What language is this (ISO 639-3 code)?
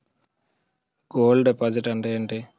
tel